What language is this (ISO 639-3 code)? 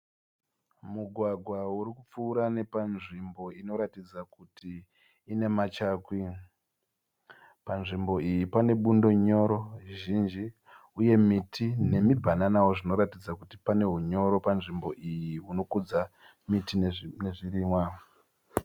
sna